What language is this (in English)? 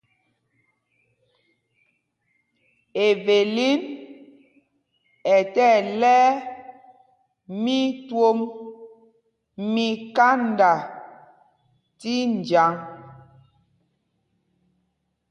Mpumpong